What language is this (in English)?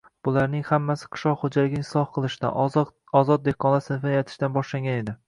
Uzbek